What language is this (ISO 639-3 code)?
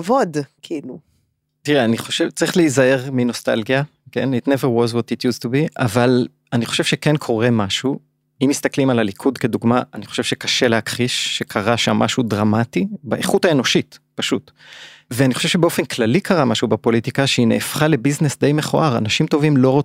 heb